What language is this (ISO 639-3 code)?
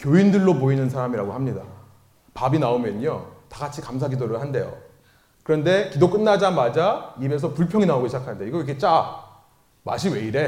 kor